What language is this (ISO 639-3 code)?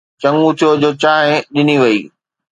snd